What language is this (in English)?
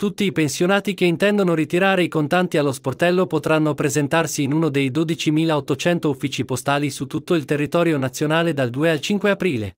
Italian